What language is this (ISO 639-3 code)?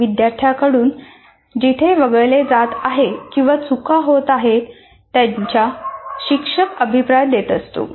mar